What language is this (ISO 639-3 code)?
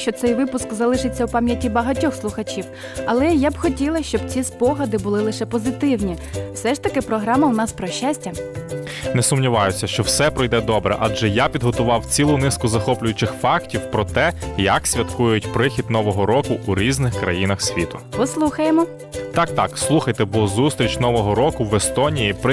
ukr